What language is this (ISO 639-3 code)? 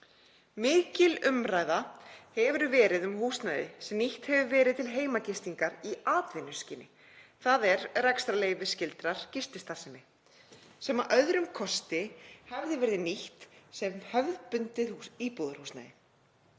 isl